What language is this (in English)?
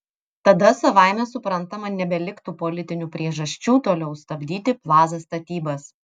Lithuanian